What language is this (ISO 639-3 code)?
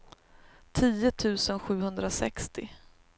swe